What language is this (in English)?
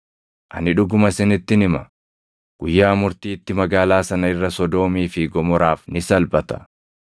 Oromo